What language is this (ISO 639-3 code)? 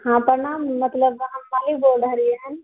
mai